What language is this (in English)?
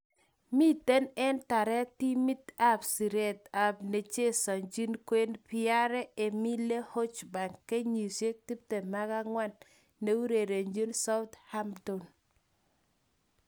Kalenjin